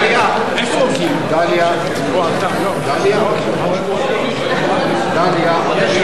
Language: Hebrew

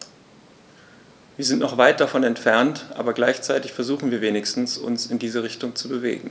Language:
German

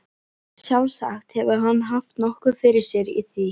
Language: Icelandic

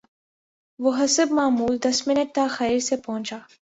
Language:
Urdu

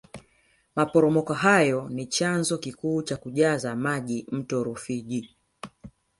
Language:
Swahili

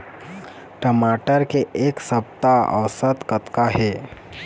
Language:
Chhattisgarhi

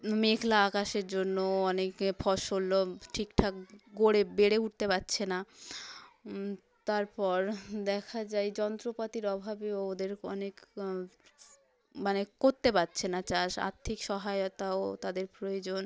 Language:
Bangla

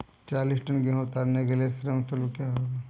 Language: Hindi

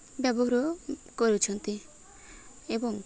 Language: Odia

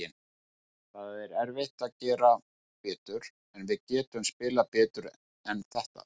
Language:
Icelandic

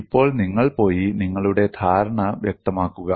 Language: Malayalam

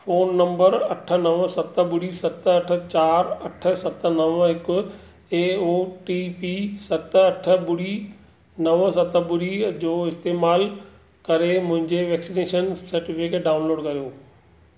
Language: Sindhi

